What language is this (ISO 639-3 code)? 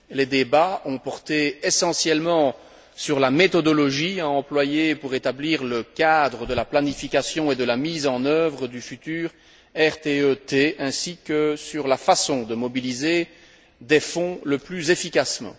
fra